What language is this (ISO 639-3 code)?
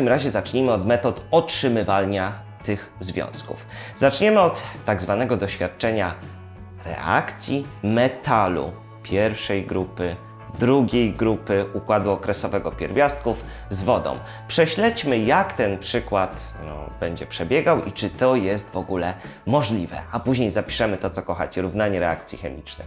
pol